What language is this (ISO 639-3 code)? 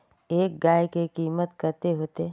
mag